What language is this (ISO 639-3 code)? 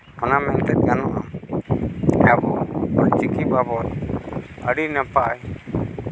sat